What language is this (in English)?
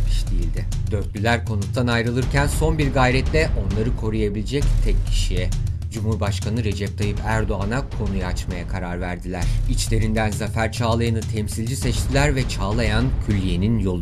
Turkish